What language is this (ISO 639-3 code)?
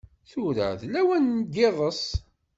kab